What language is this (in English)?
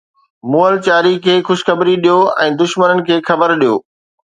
Sindhi